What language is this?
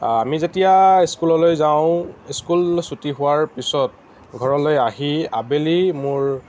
Assamese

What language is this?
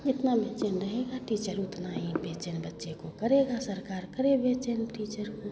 Hindi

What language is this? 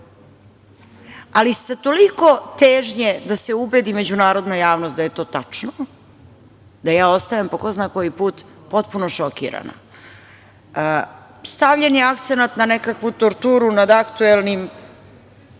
Serbian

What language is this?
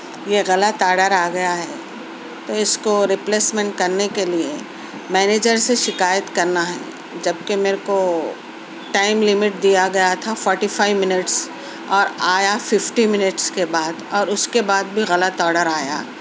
Urdu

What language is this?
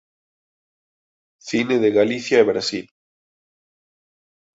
Galician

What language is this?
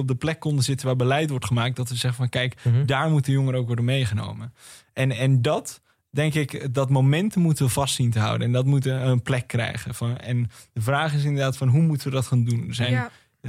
Dutch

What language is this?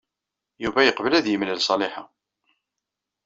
Kabyle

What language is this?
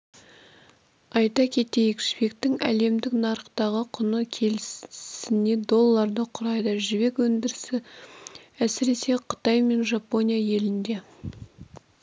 Kazakh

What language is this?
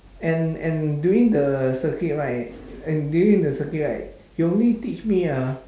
English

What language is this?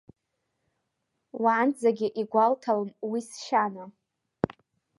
Abkhazian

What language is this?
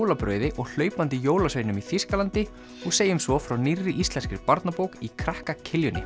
Icelandic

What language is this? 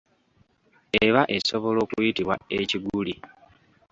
Ganda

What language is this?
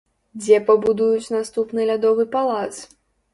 Belarusian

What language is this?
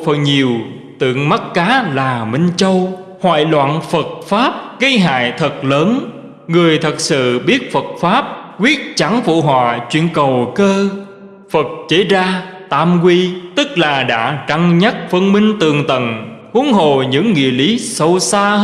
Vietnamese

